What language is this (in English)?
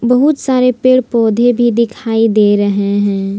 Hindi